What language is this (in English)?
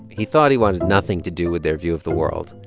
English